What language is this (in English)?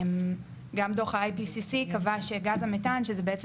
Hebrew